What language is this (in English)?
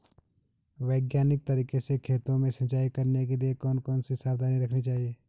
Hindi